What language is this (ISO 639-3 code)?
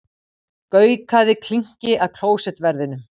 isl